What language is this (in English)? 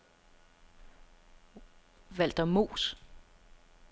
Danish